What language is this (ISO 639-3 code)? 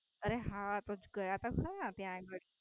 guj